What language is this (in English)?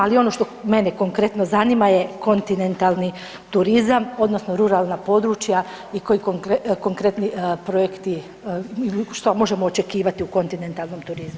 Croatian